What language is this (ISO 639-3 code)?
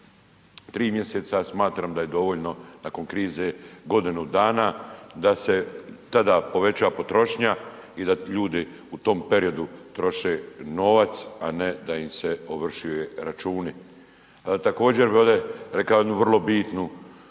hrv